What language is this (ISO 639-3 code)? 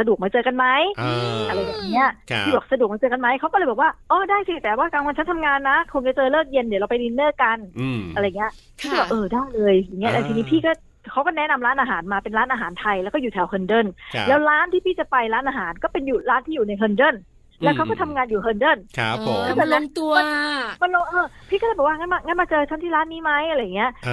tha